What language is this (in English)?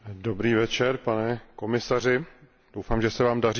Czech